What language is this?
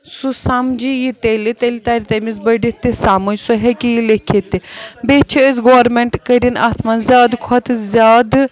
Kashmiri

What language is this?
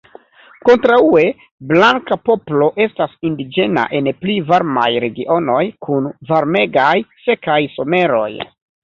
Esperanto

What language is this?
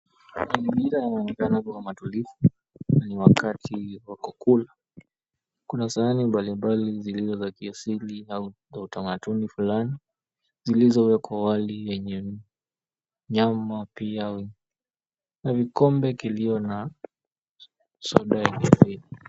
Swahili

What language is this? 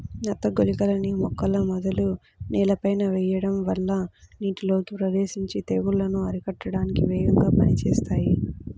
Telugu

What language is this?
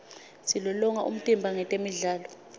Swati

